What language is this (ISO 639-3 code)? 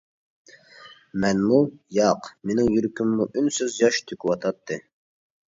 uig